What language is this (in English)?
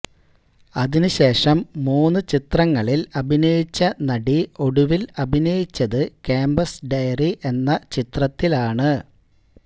Malayalam